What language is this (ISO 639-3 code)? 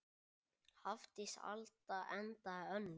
isl